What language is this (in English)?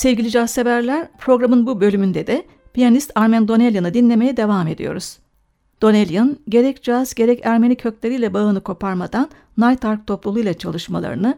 Turkish